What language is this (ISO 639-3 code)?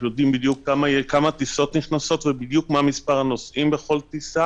heb